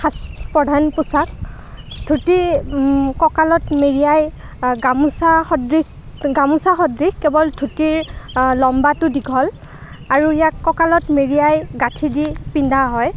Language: Assamese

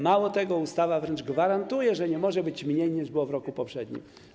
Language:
Polish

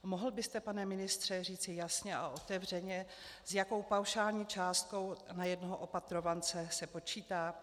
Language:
Czech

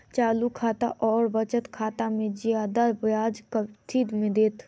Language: Maithili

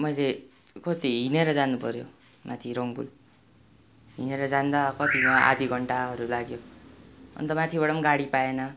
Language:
Nepali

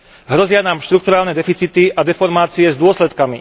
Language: Slovak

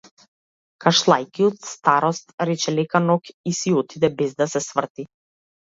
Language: Macedonian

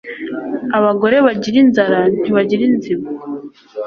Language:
Kinyarwanda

